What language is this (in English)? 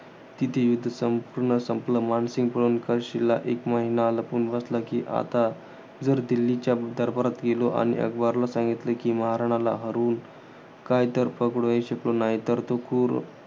Marathi